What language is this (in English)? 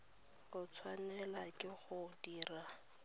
Tswana